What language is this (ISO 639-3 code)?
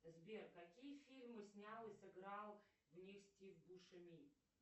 rus